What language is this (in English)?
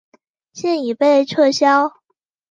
Chinese